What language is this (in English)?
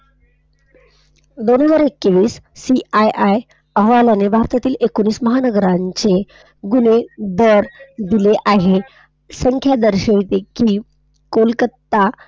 Marathi